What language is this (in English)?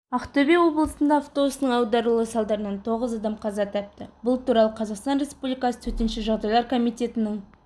Kazakh